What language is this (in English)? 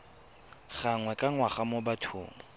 Tswana